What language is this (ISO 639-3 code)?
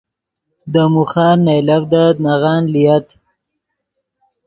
ydg